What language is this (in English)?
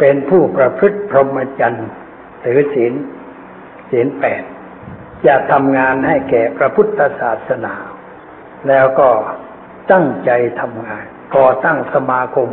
Thai